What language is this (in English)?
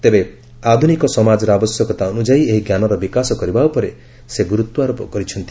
Odia